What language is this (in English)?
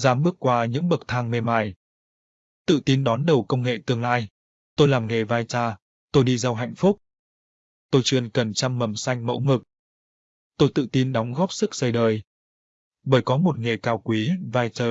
Vietnamese